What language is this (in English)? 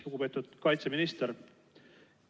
Estonian